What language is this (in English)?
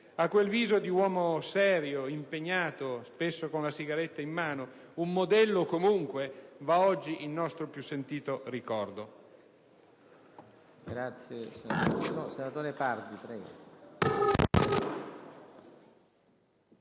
Italian